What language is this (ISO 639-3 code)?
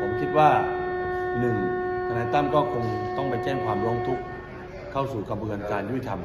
tha